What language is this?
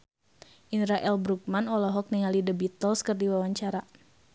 Sundanese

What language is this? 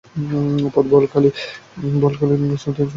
Bangla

